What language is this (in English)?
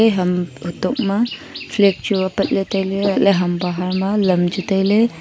Wancho Naga